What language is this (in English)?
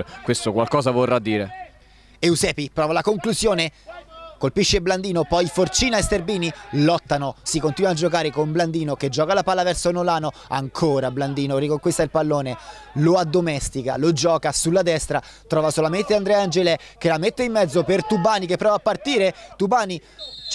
Italian